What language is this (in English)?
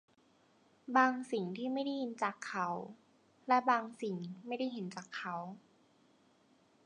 Thai